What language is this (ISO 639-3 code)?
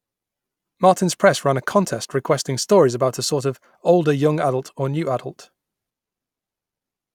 eng